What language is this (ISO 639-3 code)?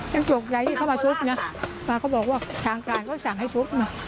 tha